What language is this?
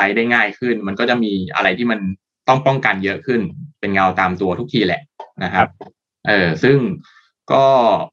Thai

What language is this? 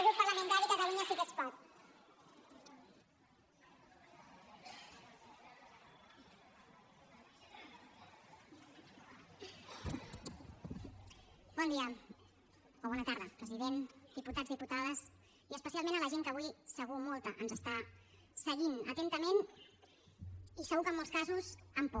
Catalan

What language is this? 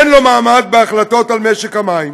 Hebrew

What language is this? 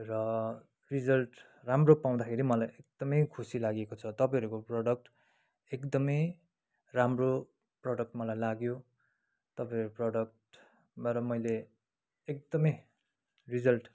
Nepali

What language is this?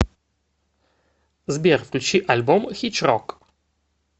Russian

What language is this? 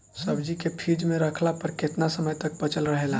Bhojpuri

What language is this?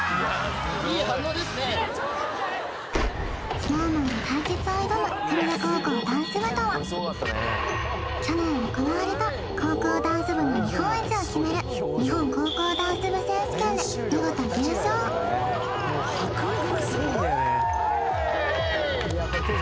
Japanese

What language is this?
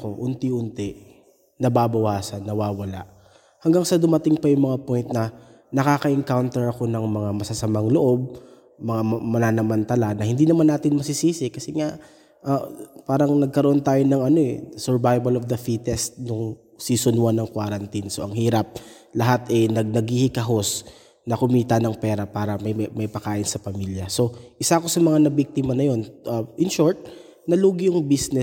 Filipino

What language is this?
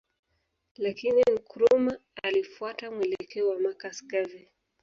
Swahili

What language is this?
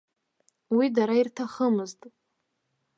Abkhazian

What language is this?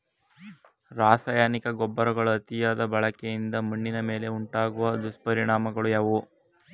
Kannada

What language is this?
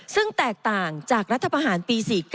Thai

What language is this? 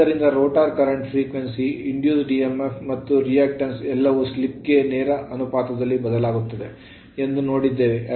Kannada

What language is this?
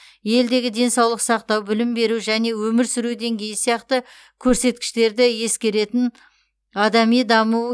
Kazakh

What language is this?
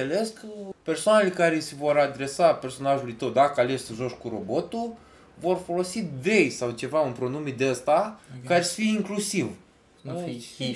Romanian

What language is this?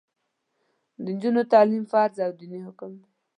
Pashto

